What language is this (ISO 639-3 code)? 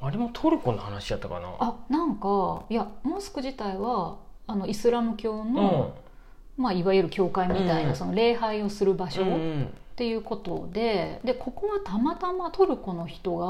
jpn